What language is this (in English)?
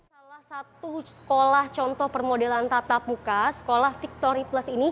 Indonesian